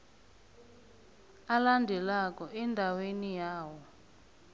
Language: South Ndebele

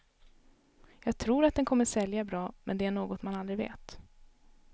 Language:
Swedish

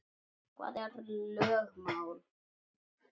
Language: Icelandic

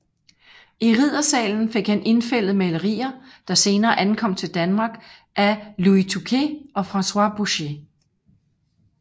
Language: Danish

